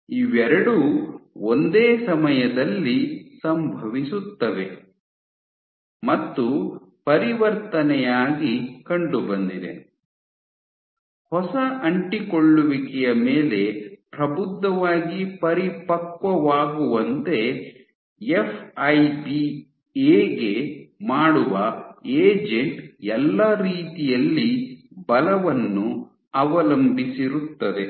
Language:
Kannada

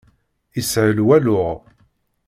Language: Kabyle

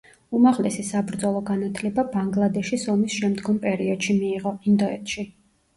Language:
Georgian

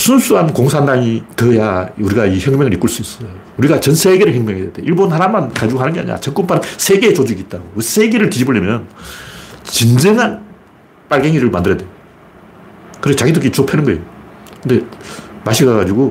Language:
Korean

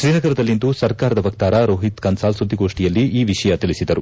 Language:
Kannada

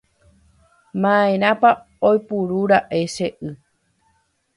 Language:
Guarani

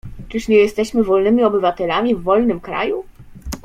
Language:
Polish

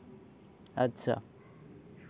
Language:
Santali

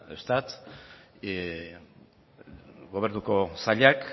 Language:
Basque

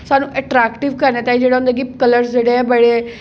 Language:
Dogri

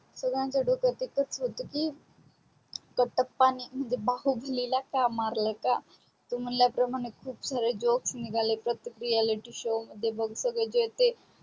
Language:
Marathi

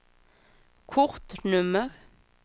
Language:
Swedish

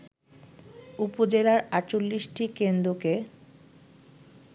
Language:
Bangla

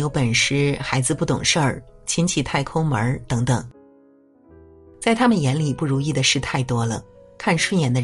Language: Chinese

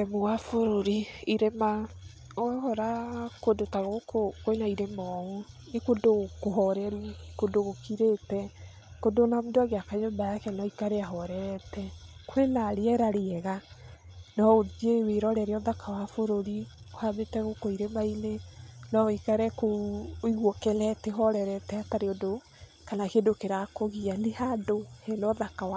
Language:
Kikuyu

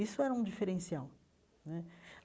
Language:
Portuguese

